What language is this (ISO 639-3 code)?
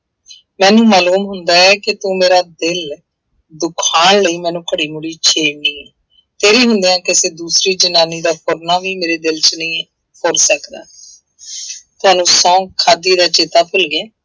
pan